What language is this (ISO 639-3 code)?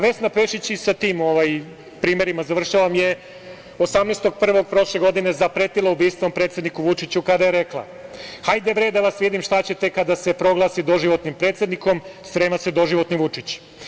srp